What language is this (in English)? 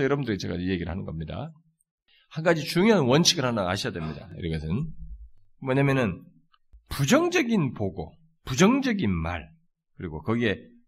Korean